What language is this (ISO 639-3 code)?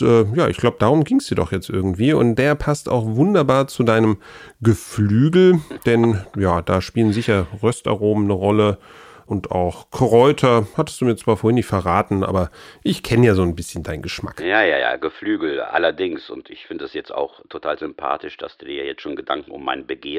deu